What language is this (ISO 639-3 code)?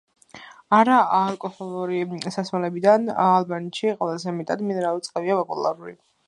kat